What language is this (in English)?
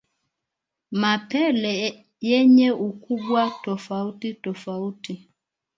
Swahili